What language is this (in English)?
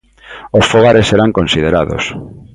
Galician